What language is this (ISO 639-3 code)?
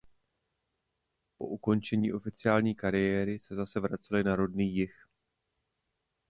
ces